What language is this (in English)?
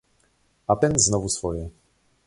Polish